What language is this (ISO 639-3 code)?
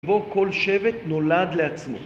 heb